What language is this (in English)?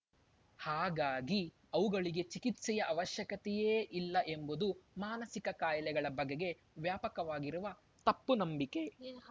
Kannada